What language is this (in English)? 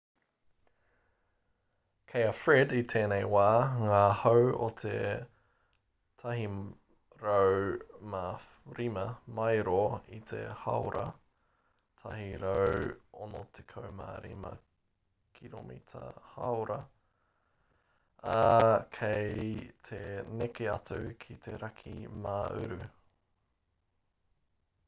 Māori